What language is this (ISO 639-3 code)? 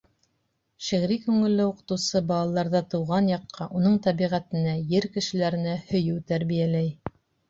bak